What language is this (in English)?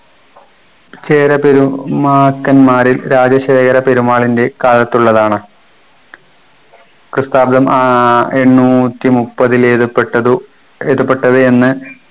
Malayalam